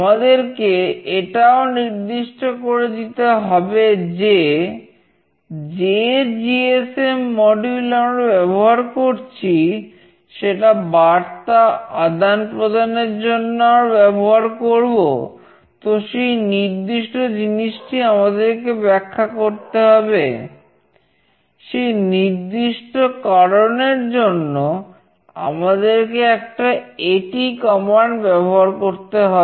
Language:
Bangla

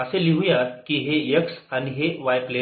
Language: Marathi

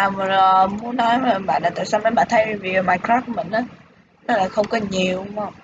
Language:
Vietnamese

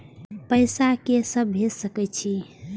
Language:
Maithili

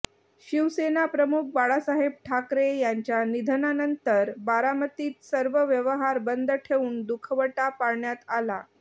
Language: Marathi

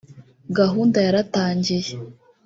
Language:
Kinyarwanda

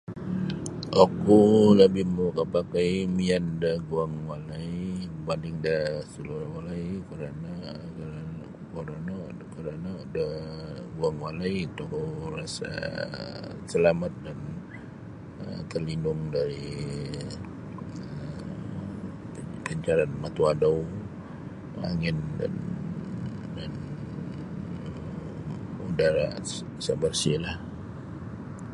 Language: Sabah Bisaya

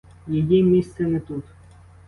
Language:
Ukrainian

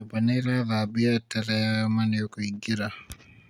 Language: Kikuyu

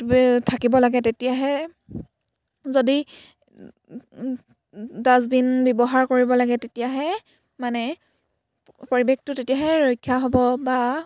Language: Assamese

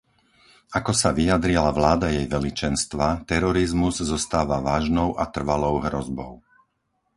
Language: Slovak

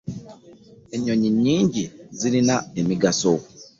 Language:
Ganda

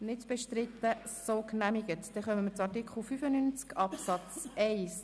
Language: Swiss German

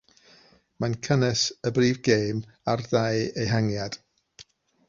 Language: Welsh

